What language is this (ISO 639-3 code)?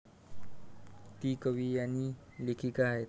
mar